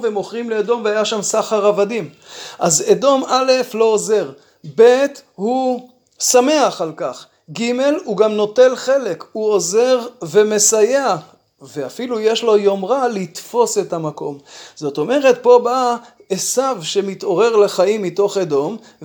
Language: Hebrew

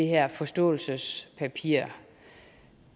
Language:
Danish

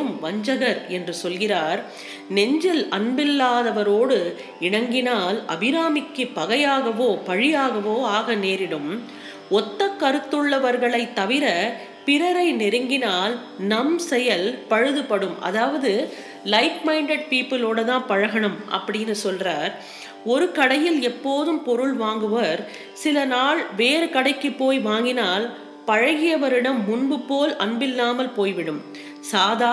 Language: Tamil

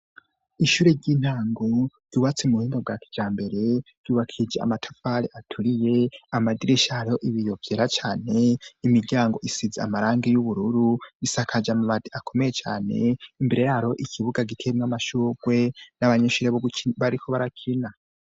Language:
Rundi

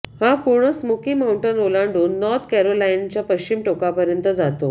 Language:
Marathi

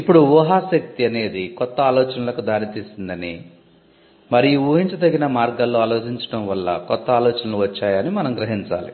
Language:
Telugu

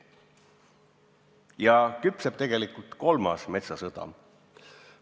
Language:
Estonian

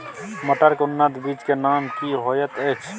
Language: Maithili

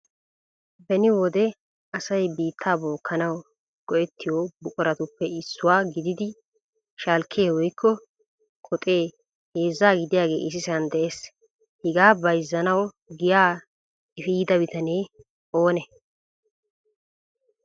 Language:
Wolaytta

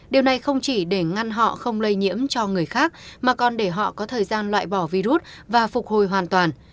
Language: Vietnamese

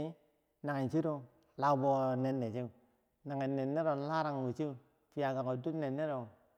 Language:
Bangwinji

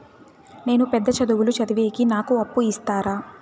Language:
Telugu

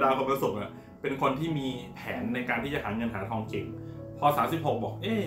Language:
Thai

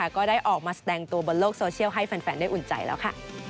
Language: Thai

